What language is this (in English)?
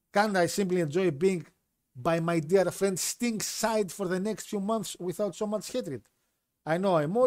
Greek